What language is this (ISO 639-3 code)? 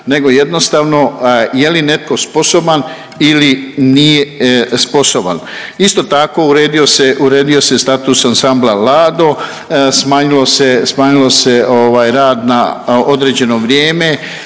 hrv